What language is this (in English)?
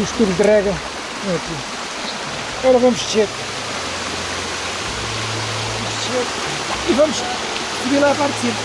Portuguese